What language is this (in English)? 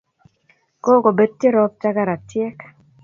Kalenjin